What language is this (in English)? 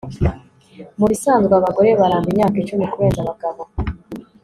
Kinyarwanda